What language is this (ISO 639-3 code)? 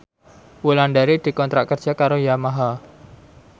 jav